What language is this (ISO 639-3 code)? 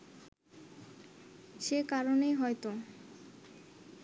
ben